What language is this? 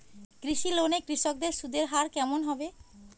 Bangla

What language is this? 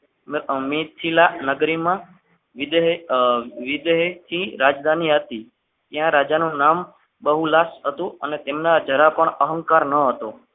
Gujarati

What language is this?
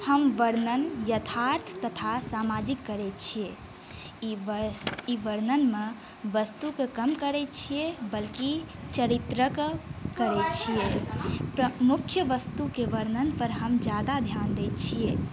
Maithili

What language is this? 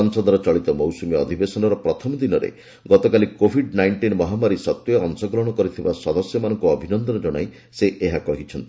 Odia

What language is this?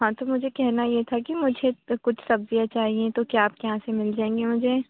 Urdu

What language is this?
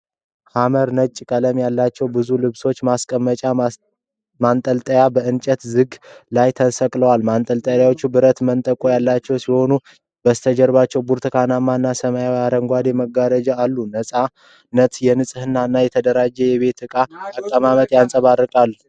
Amharic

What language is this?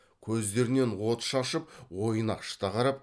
Kazakh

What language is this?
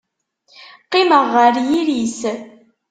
Kabyle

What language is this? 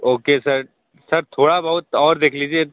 Hindi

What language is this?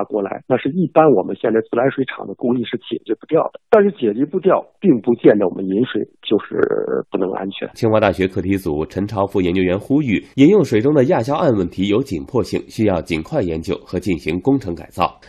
Chinese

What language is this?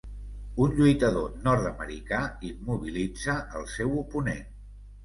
Catalan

